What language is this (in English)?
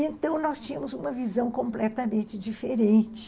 Portuguese